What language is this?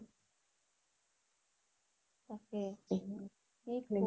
Assamese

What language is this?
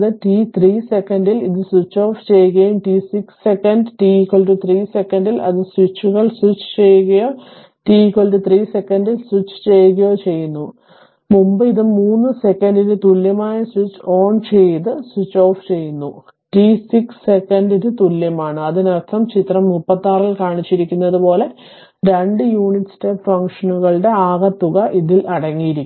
Malayalam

